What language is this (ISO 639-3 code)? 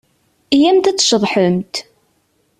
kab